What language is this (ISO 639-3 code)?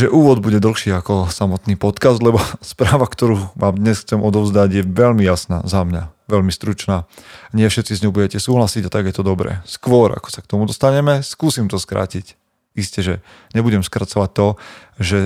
slk